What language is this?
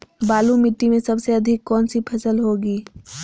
Magahi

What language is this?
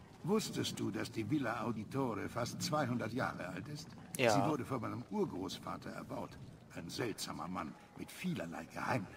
German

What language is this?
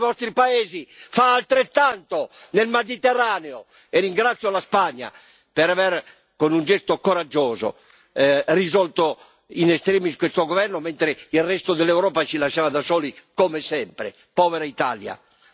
Italian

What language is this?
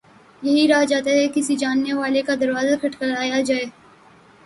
Urdu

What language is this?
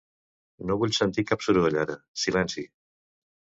Catalan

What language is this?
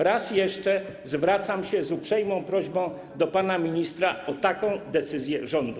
Polish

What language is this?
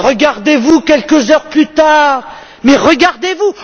French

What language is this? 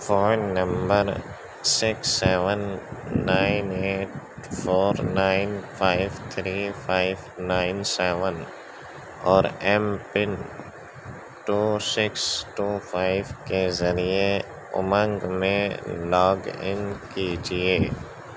Urdu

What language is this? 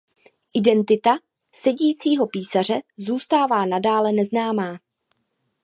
Czech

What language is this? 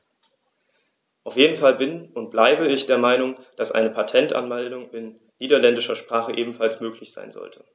German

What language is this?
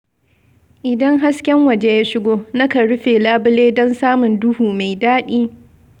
Hausa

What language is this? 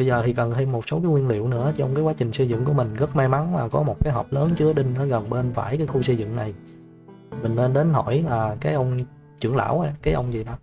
Vietnamese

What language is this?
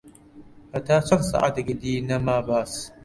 Central Kurdish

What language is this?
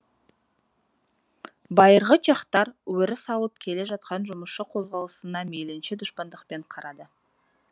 Kazakh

